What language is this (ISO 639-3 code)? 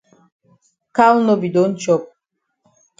wes